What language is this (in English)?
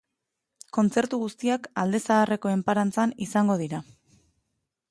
Basque